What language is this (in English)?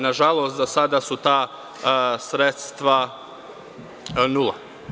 Serbian